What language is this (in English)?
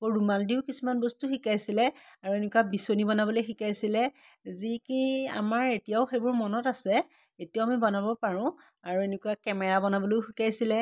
Assamese